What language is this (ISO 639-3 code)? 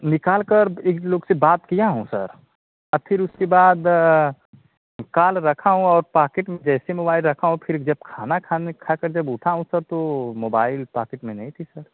hin